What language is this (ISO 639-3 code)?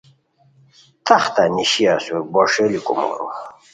khw